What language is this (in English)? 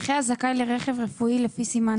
Hebrew